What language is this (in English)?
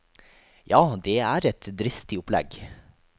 Norwegian